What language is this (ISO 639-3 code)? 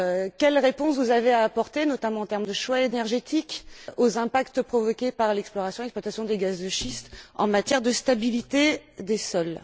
fra